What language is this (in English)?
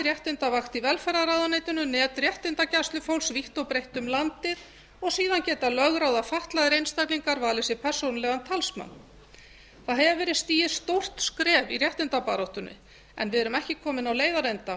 Icelandic